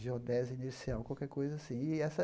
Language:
Portuguese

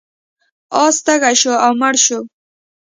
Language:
Pashto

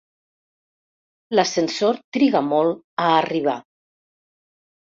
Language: Catalan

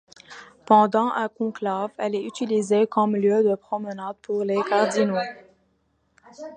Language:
French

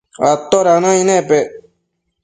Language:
Matsés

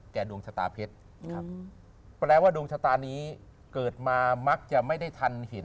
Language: Thai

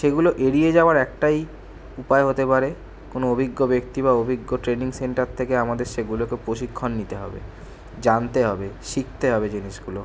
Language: Bangla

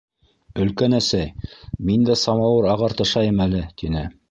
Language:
Bashkir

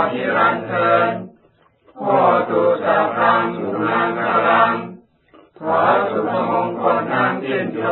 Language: Thai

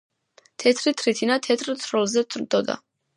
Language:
Georgian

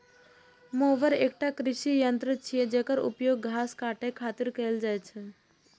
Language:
Maithili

